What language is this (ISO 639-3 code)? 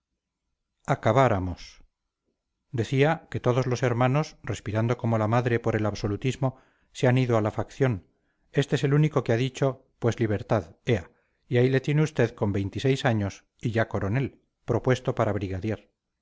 spa